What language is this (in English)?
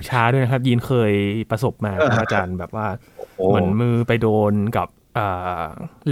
Thai